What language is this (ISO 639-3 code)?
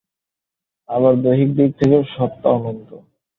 ben